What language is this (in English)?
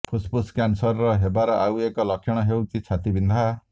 Odia